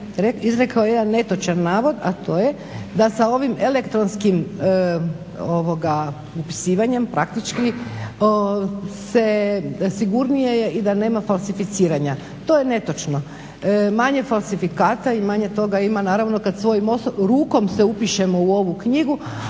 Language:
Croatian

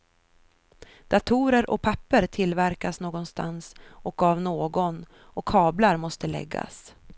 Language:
Swedish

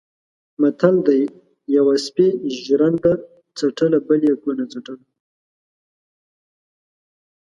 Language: Pashto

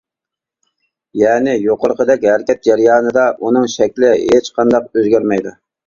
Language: Uyghur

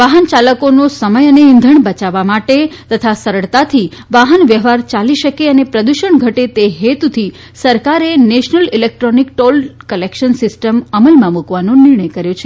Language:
Gujarati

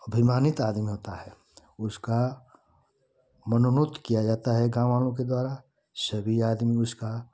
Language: Hindi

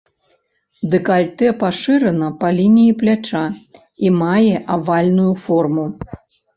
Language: Belarusian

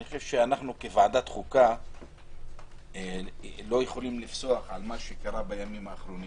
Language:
Hebrew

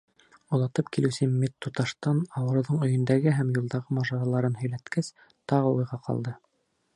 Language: Bashkir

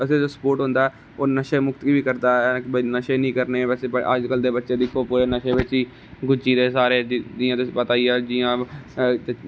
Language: Dogri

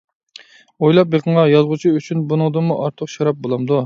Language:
Uyghur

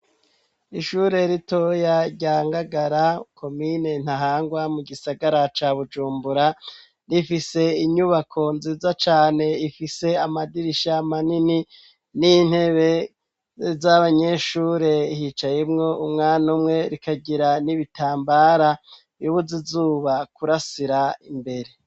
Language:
Rundi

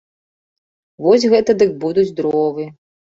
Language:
Belarusian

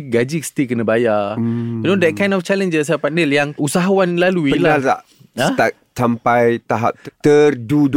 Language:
Malay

